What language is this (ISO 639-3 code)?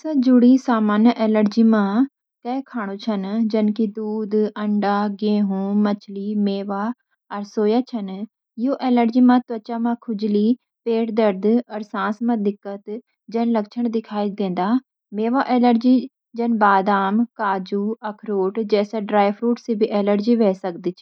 gbm